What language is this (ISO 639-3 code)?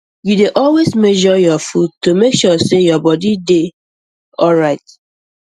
pcm